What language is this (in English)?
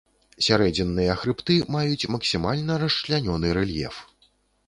Belarusian